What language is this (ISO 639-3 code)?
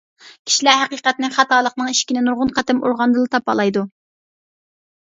uig